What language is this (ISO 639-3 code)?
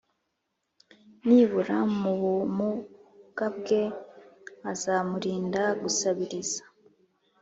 kin